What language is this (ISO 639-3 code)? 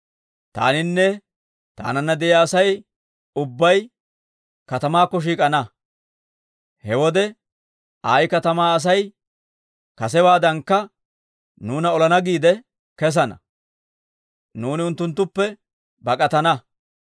dwr